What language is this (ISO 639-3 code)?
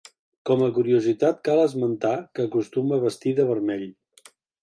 cat